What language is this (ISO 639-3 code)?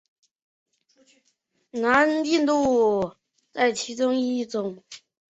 zho